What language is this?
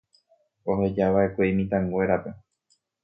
Guarani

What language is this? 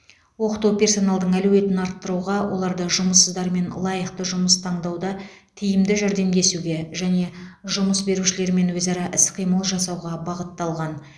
Kazakh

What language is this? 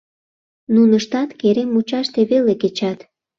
Mari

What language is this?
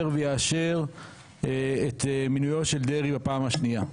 Hebrew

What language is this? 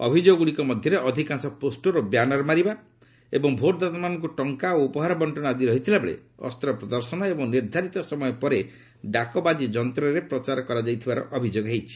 Odia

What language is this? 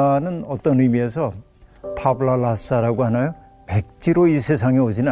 Korean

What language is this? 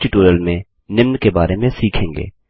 Hindi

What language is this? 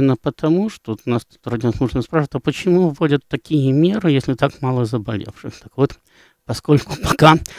Russian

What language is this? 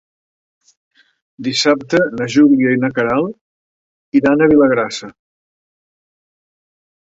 Catalan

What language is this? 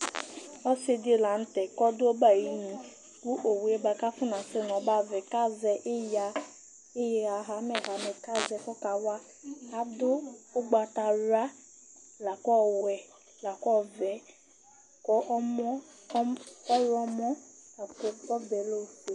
Ikposo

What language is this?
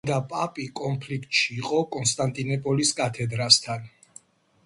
Georgian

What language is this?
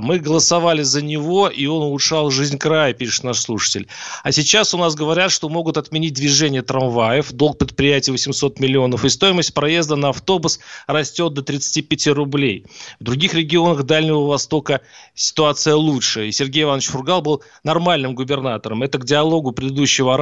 Russian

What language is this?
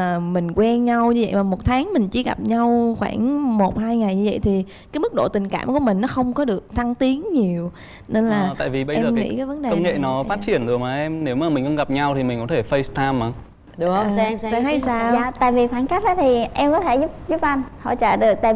Vietnamese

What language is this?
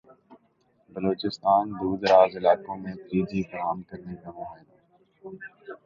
Urdu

